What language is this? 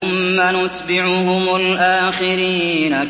Arabic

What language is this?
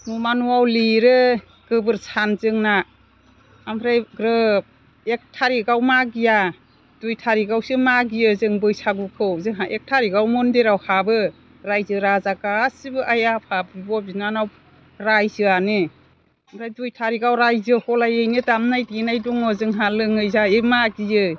Bodo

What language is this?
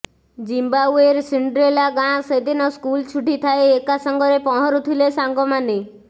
Odia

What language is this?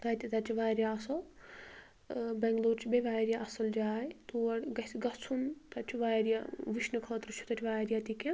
Kashmiri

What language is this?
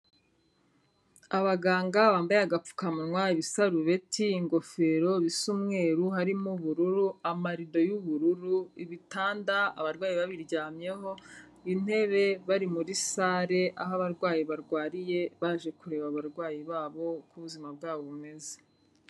Kinyarwanda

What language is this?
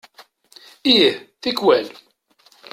Kabyle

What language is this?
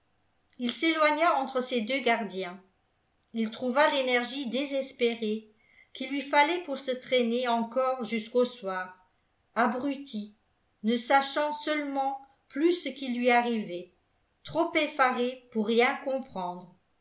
French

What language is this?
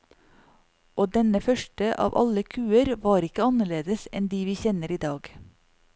Norwegian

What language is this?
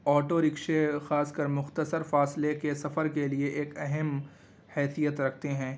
Urdu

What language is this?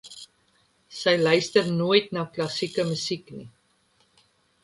Afrikaans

